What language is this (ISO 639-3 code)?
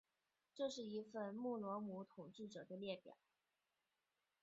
zho